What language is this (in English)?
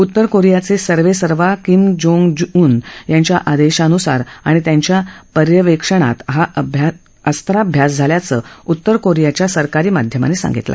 Marathi